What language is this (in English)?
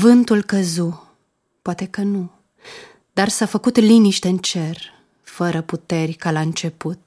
Romanian